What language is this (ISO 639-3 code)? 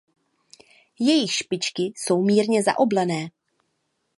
ces